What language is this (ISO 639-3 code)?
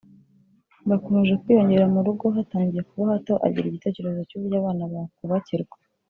kin